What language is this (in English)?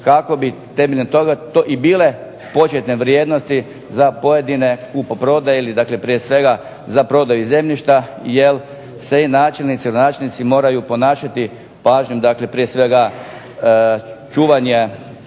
Croatian